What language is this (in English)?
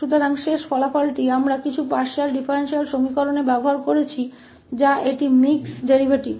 Hindi